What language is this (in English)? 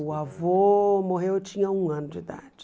Portuguese